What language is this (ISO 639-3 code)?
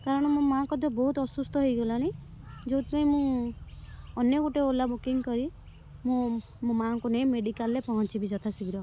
ori